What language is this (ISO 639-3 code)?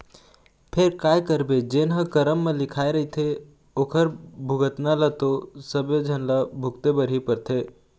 hne